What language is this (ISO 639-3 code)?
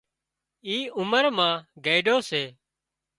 kxp